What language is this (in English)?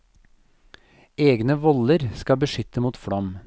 Norwegian